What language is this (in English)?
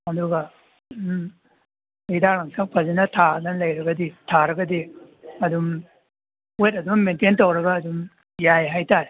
Manipuri